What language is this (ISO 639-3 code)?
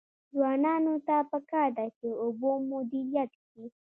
pus